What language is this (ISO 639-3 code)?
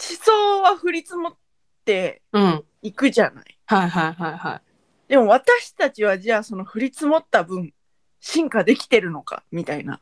jpn